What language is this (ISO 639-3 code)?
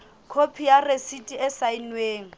sot